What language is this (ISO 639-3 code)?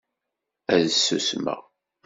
kab